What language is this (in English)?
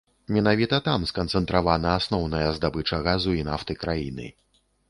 Belarusian